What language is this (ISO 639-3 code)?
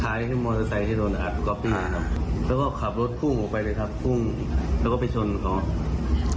tha